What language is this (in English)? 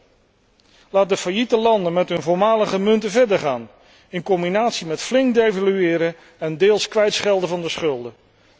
Dutch